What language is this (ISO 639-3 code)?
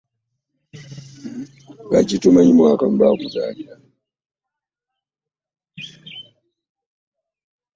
lug